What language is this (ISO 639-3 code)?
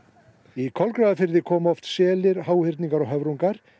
isl